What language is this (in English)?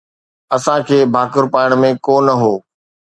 Sindhi